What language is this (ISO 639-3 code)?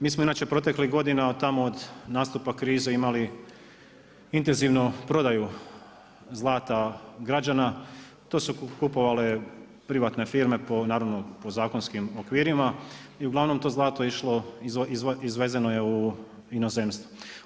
hrv